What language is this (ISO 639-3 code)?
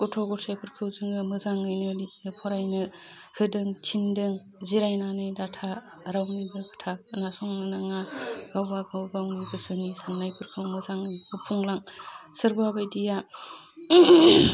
brx